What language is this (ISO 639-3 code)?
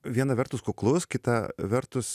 lit